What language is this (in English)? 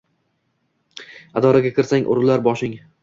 Uzbek